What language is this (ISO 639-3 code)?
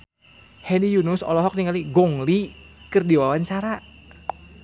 sun